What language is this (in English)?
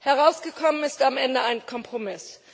German